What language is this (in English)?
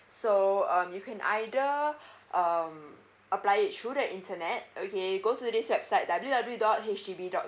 English